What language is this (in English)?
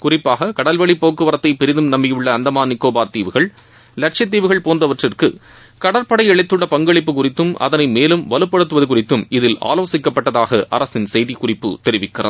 Tamil